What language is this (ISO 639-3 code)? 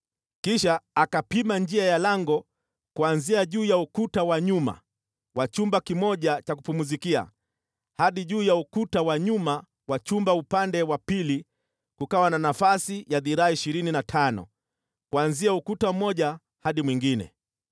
swa